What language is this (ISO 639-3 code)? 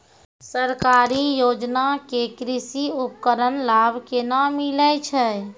mai